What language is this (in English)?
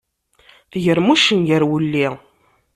Kabyle